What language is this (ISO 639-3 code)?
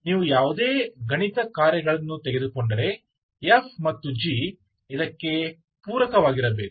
kan